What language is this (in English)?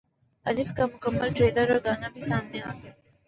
Urdu